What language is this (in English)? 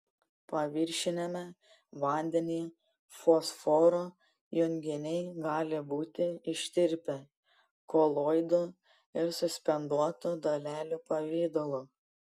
Lithuanian